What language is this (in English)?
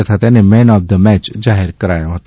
Gujarati